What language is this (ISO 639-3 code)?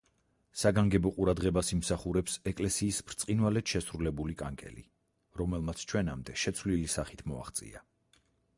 kat